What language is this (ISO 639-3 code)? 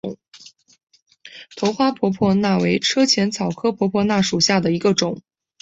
zho